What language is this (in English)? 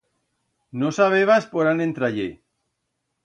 Aragonese